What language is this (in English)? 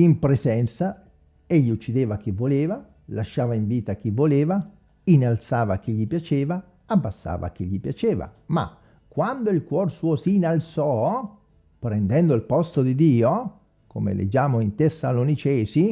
Italian